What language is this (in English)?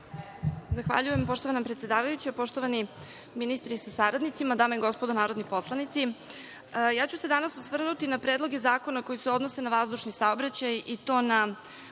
Serbian